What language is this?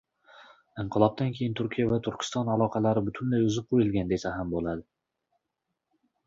Uzbek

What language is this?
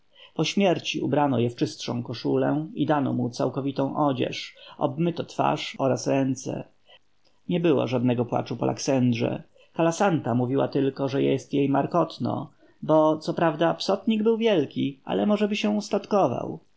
Polish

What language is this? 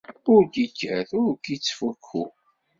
Kabyle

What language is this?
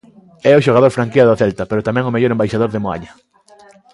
Galician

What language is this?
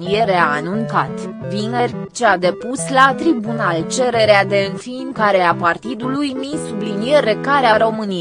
Romanian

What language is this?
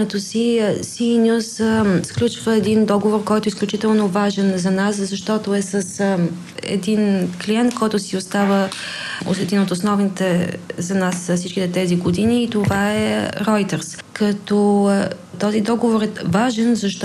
Bulgarian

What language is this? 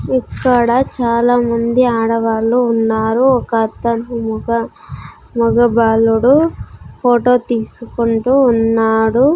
Telugu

